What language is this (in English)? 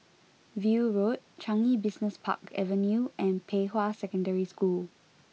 English